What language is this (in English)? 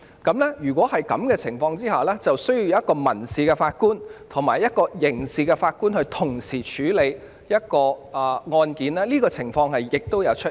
Cantonese